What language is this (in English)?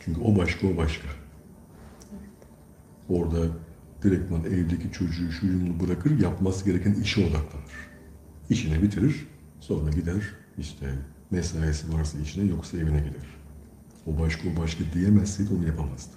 Turkish